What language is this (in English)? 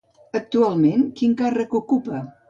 Catalan